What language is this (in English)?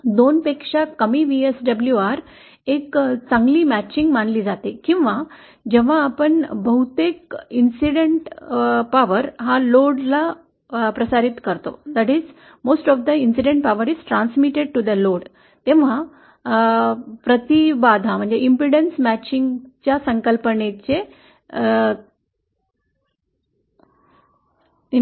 Marathi